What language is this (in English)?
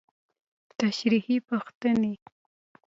Pashto